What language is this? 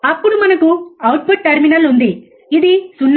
Telugu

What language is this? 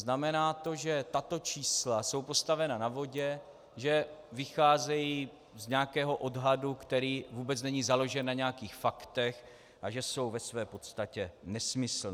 Czech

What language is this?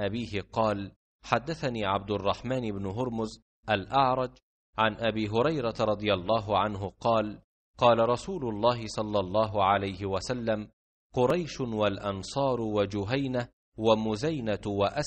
Arabic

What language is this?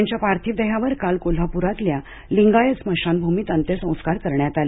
Marathi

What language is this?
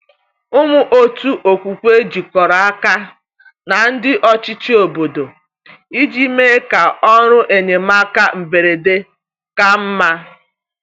Igbo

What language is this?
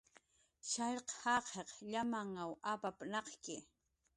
Jaqaru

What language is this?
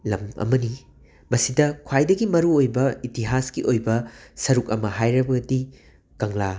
Manipuri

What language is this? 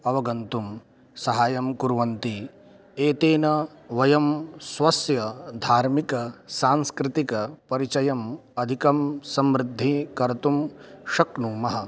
Sanskrit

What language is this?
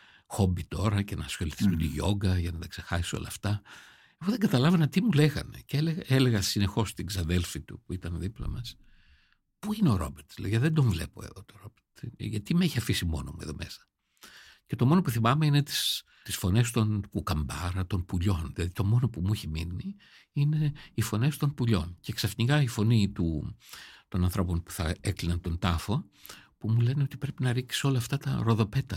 Greek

